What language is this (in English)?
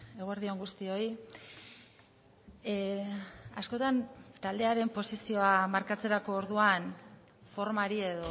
Basque